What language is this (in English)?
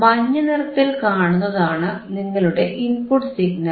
Malayalam